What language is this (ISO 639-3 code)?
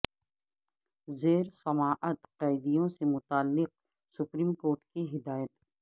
urd